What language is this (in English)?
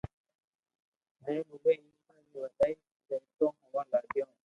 Loarki